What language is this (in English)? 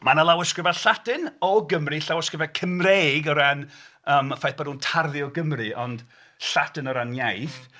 Welsh